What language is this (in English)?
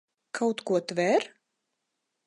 Latvian